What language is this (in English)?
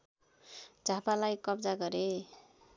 Nepali